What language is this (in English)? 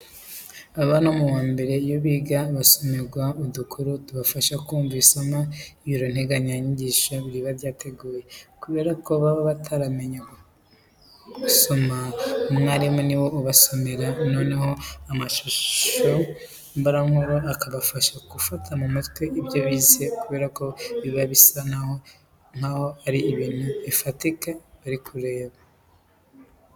Kinyarwanda